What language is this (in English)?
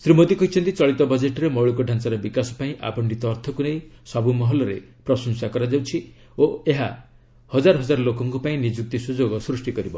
Odia